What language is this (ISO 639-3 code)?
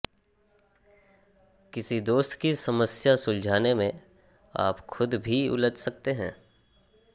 hin